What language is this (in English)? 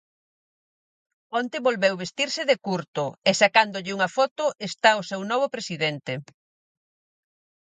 Galician